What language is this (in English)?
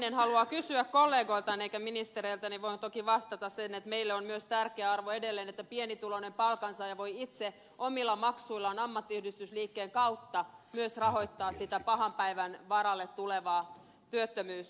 Finnish